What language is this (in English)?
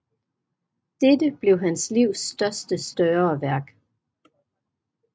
Danish